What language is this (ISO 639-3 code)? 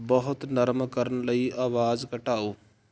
pan